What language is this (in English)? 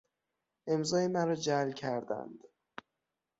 Persian